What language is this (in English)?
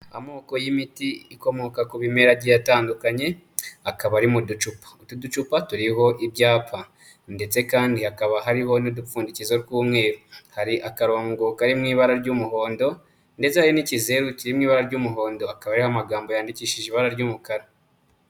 Kinyarwanda